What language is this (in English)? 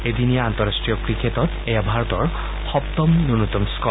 Assamese